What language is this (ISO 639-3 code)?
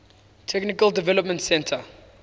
eng